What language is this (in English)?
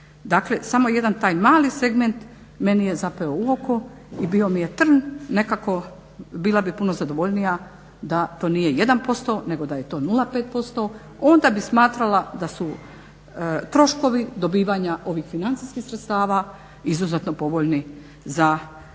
Croatian